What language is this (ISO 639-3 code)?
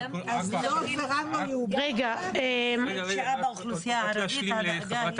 heb